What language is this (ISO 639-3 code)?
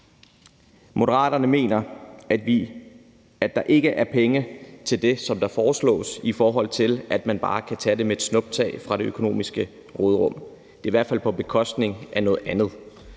dan